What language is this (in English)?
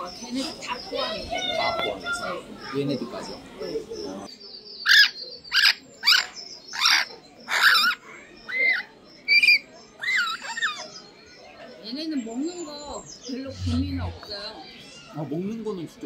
Korean